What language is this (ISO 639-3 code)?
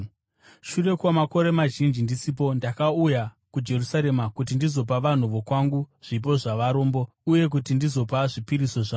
sna